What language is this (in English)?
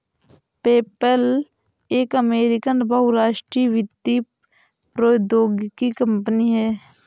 Hindi